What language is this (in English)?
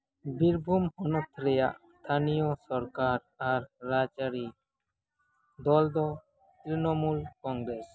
Santali